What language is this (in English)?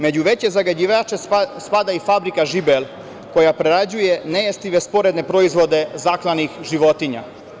Serbian